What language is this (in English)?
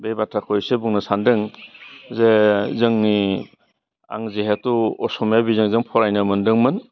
Bodo